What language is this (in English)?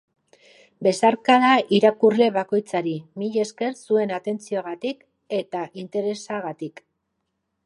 Basque